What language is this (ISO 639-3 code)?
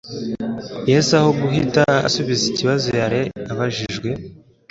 kin